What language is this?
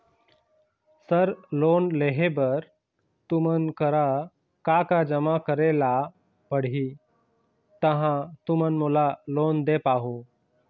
Chhattisgarhi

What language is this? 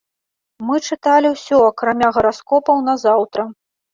Belarusian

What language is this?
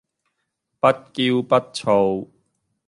Cantonese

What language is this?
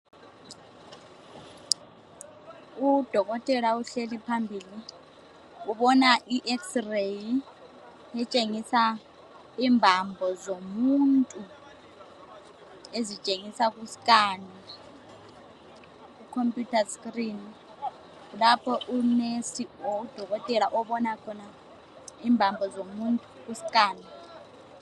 North Ndebele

